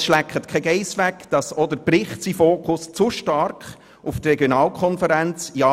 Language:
Swiss German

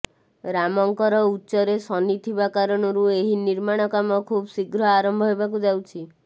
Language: Odia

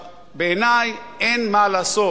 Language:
Hebrew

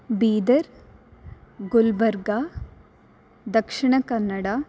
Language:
Sanskrit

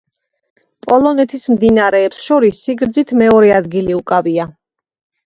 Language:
Georgian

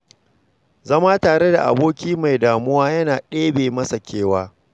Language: Hausa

